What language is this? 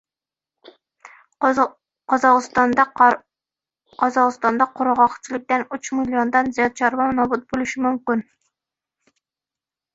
Uzbek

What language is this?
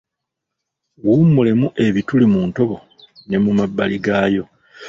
Ganda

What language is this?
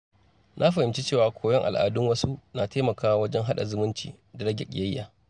Hausa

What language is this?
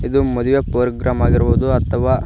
Kannada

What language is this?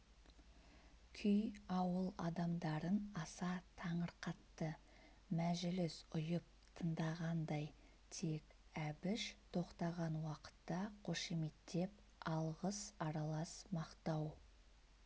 Kazakh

